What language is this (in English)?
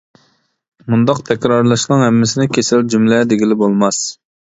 Uyghur